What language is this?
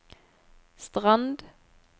Norwegian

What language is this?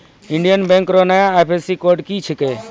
Maithili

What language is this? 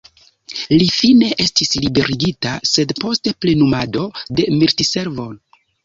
Esperanto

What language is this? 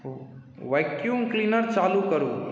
Maithili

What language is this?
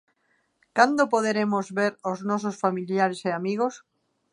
Galician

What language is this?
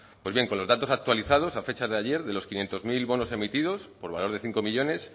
Spanish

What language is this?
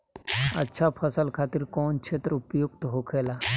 Bhojpuri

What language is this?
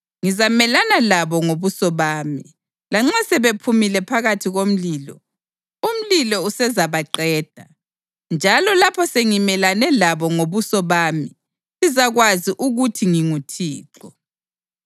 North Ndebele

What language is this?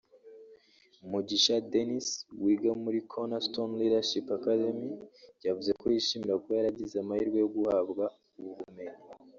Kinyarwanda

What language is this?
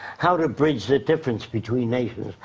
English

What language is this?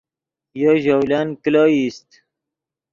Yidgha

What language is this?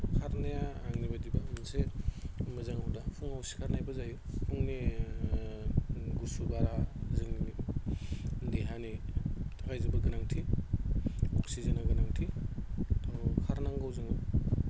Bodo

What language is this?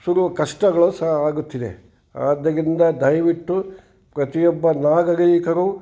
Kannada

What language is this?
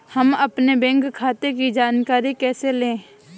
Hindi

